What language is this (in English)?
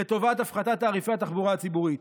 Hebrew